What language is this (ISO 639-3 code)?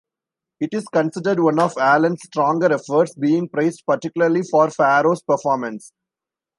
eng